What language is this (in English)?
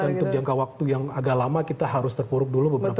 Indonesian